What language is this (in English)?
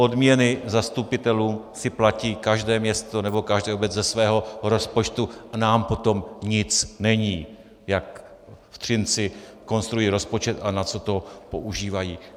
Czech